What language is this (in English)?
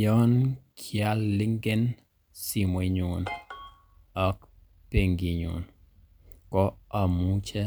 Kalenjin